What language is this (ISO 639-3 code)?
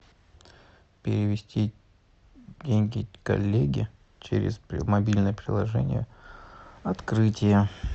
rus